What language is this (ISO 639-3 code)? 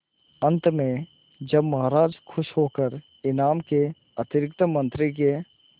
hin